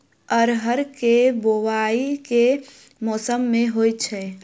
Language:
Maithili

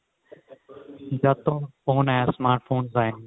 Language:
Punjabi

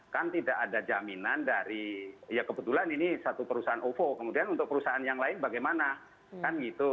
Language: Indonesian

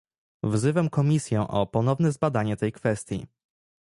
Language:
Polish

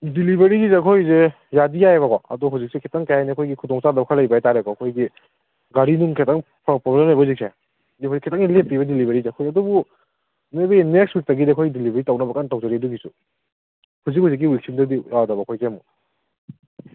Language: Manipuri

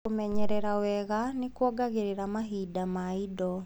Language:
Kikuyu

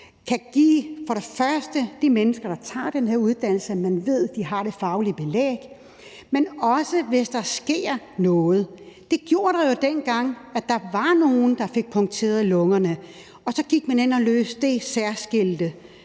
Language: Danish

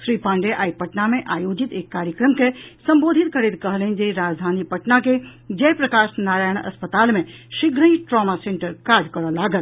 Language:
Maithili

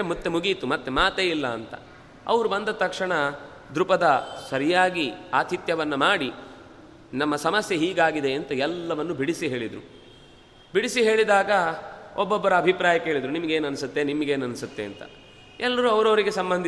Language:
Kannada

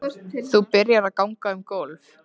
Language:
Icelandic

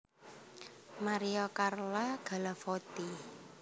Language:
Javanese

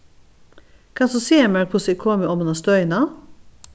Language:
Faroese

